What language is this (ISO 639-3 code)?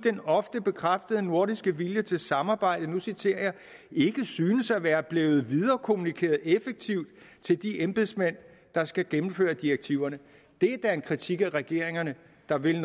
dan